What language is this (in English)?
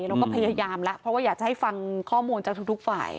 Thai